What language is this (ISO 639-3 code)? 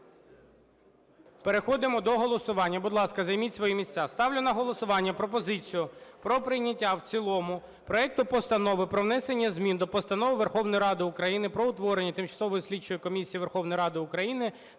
ukr